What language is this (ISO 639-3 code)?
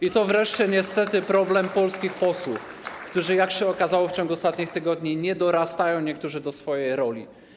pol